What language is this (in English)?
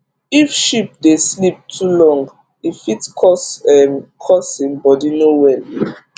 Nigerian Pidgin